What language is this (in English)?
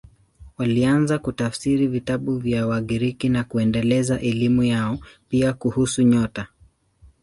Swahili